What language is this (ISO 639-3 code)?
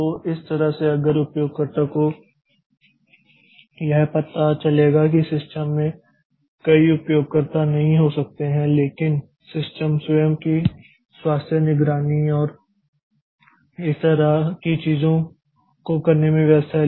hin